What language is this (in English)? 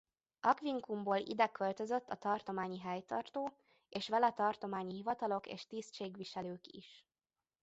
Hungarian